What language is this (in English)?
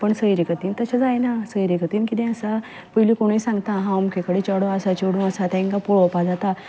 Konkani